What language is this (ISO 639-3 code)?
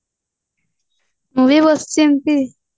ori